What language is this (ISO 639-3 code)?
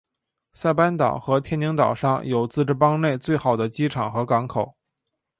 zho